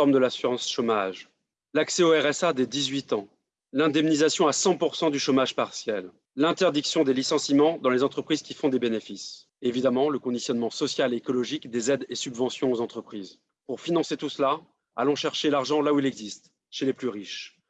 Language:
French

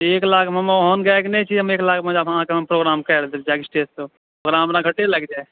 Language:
Maithili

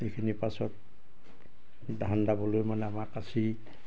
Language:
Assamese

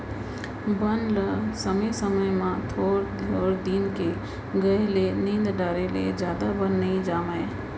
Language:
Chhattisgarhi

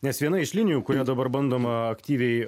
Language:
Lithuanian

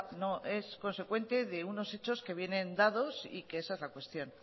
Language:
Spanish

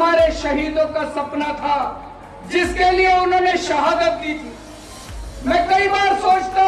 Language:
Hindi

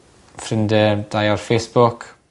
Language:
Welsh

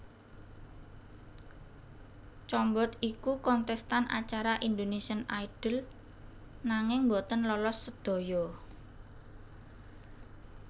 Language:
Javanese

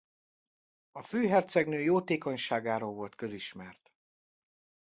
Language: Hungarian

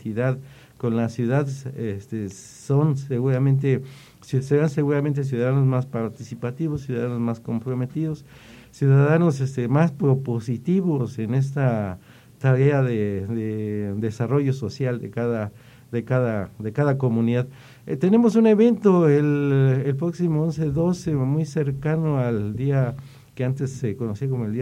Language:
Spanish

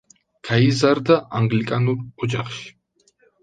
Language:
Georgian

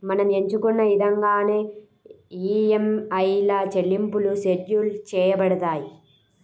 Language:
Telugu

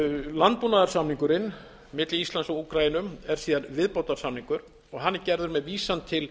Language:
Icelandic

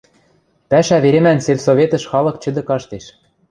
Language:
Western Mari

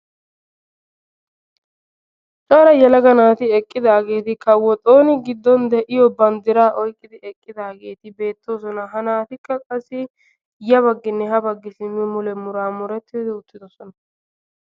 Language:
Wolaytta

